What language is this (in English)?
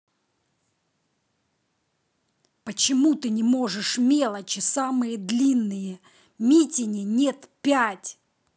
Russian